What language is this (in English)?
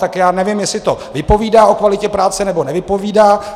Czech